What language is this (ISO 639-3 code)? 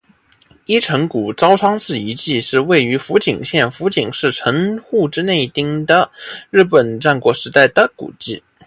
zho